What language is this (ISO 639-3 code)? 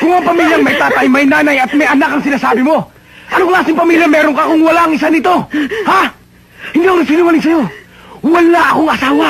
fil